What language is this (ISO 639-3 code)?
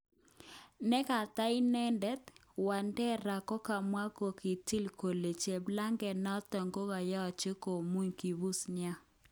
kln